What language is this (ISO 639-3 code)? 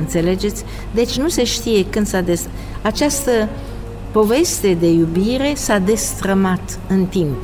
ron